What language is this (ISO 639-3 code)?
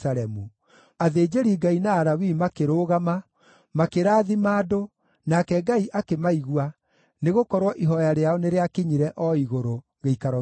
kik